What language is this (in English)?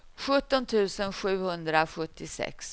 Swedish